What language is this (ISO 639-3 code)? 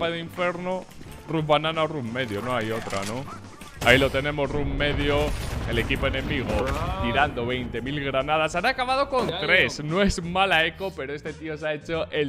spa